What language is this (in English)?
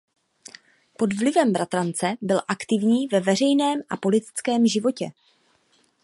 Czech